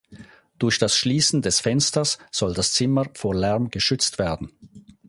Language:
German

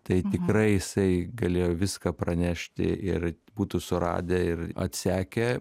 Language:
Lithuanian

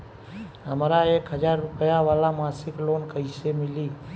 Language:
Bhojpuri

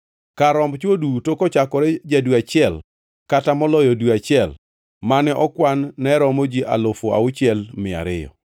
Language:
Luo (Kenya and Tanzania)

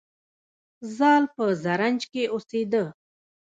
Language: Pashto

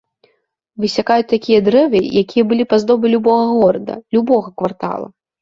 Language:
Belarusian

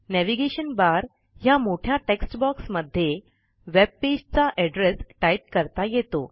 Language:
Marathi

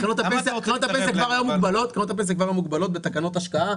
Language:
Hebrew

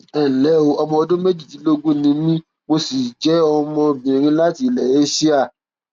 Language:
Yoruba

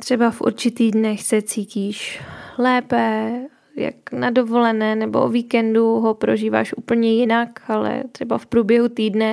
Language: Czech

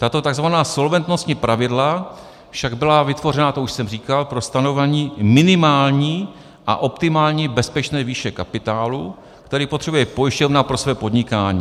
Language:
Czech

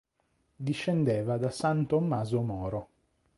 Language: Italian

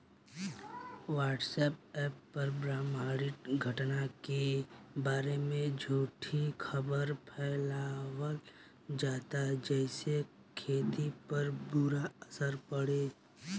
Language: Bhojpuri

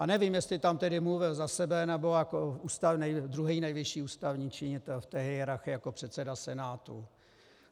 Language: Czech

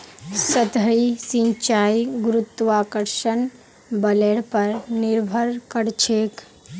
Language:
Magahi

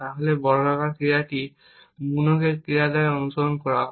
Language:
Bangla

